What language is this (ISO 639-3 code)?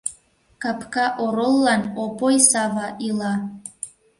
chm